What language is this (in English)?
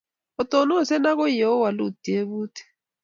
Kalenjin